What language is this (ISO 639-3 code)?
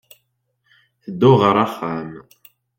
kab